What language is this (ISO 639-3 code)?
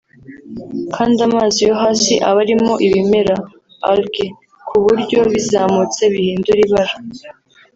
kin